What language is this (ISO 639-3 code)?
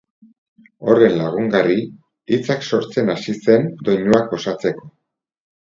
eus